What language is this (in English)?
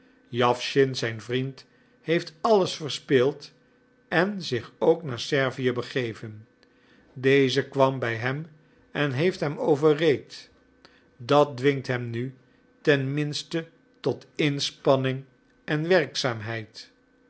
Dutch